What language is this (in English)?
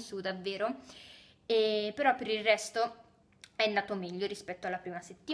Italian